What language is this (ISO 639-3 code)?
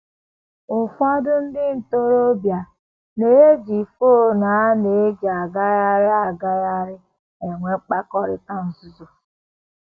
ibo